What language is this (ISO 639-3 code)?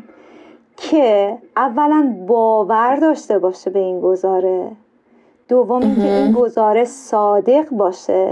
fas